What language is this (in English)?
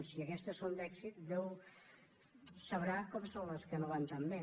Catalan